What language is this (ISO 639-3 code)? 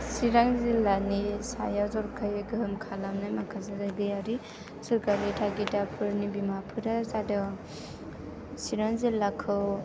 brx